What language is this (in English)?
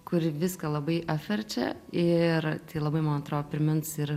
Lithuanian